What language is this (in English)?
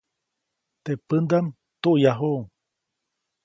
Copainalá Zoque